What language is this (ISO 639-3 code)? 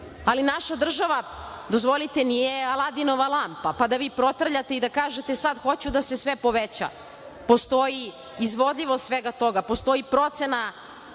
srp